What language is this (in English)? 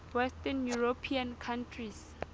Southern Sotho